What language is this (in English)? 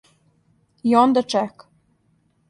Serbian